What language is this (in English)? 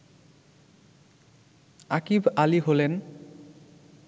Bangla